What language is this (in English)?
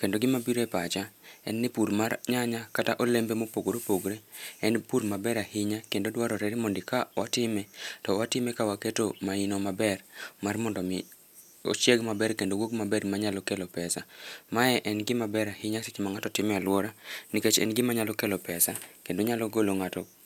Luo (Kenya and Tanzania)